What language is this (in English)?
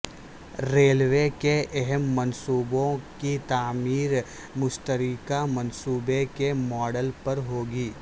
Urdu